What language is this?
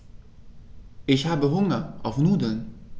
German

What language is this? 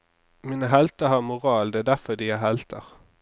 Norwegian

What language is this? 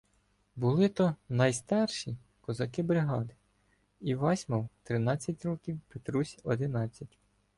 Ukrainian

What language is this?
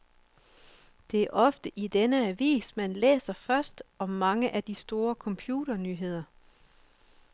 Danish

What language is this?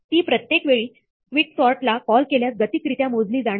Marathi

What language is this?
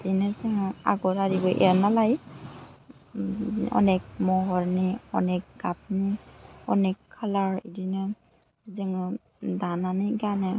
Bodo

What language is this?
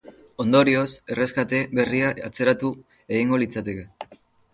Basque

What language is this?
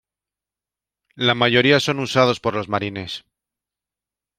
Spanish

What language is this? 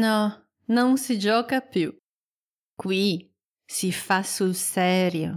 Italian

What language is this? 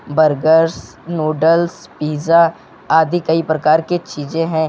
Hindi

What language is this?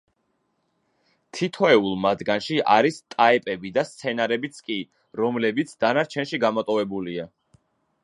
Georgian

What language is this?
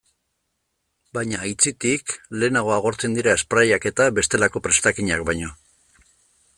Basque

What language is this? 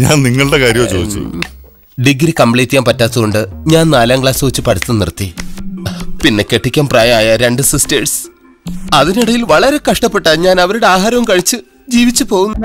Malayalam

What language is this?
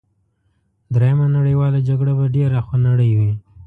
Pashto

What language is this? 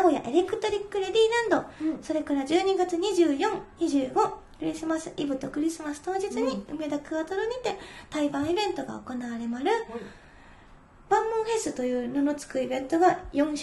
Japanese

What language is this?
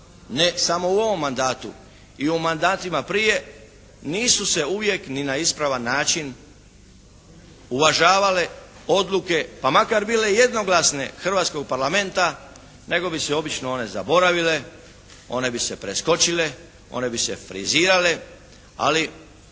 Croatian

